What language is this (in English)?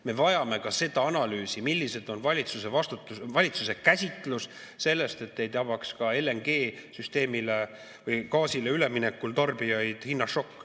Estonian